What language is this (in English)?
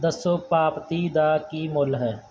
Punjabi